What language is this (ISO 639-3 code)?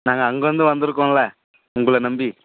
tam